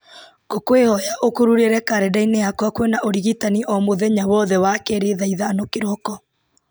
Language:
Kikuyu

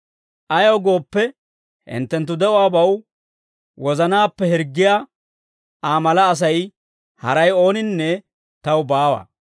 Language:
Dawro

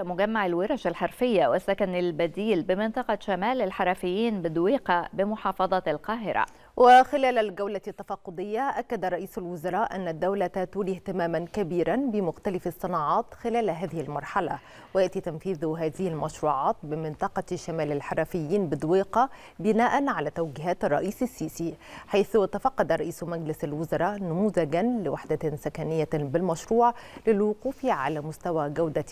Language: Arabic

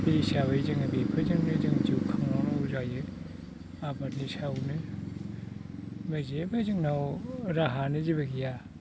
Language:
Bodo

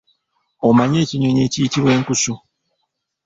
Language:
Ganda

